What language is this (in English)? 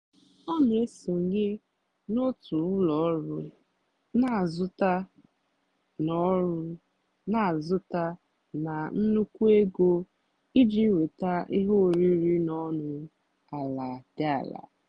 Igbo